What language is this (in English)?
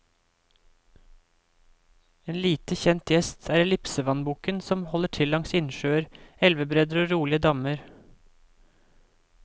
Norwegian